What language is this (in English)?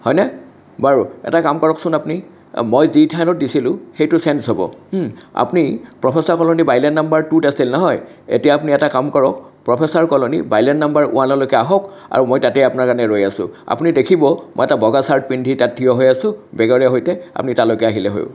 Assamese